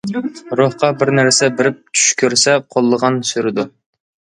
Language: Uyghur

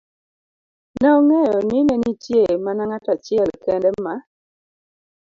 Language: Luo (Kenya and Tanzania)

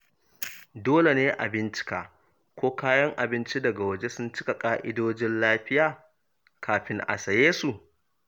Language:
Hausa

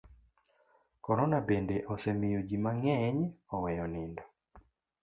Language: Luo (Kenya and Tanzania)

